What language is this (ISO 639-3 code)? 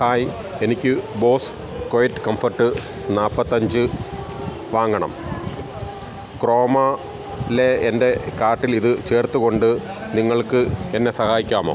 mal